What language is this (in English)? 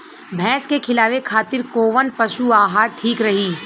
Bhojpuri